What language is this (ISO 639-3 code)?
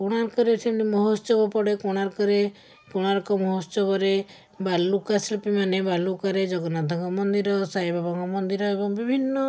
ori